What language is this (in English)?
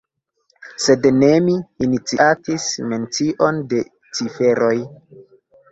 Esperanto